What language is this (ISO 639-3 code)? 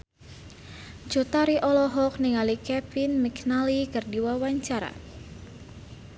sun